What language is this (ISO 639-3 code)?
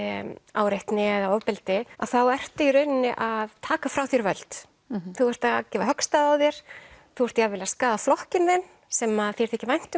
isl